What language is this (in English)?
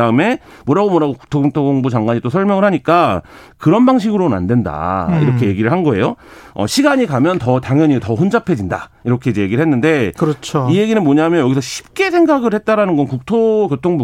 Korean